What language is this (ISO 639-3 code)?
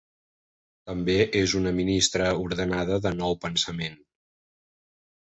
cat